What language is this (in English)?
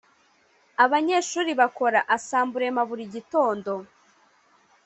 Kinyarwanda